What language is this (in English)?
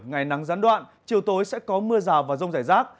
Vietnamese